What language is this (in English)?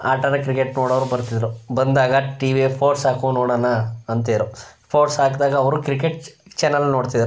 Kannada